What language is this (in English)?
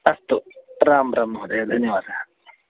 Sanskrit